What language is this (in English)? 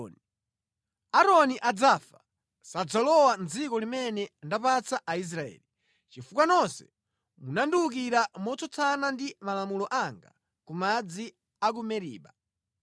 Nyanja